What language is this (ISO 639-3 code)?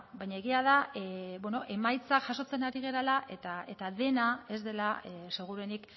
eus